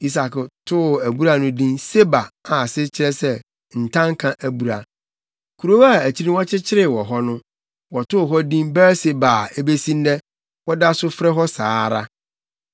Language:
Akan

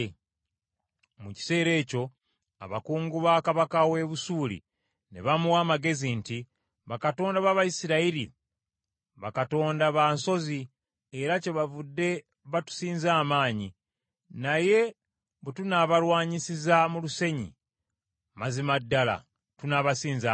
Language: Ganda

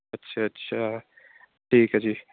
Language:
Punjabi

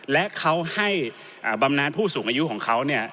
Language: Thai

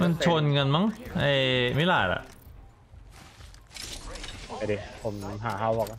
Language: Thai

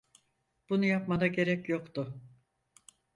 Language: Turkish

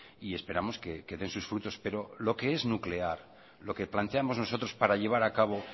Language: Spanish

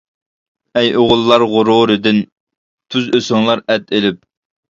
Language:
Uyghur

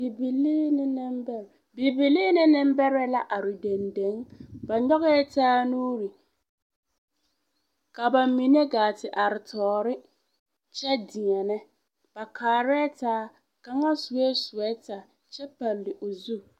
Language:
Southern Dagaare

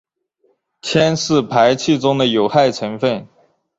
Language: Chinese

